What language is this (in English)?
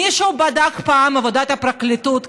Hebrew